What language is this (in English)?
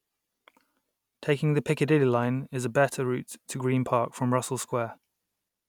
English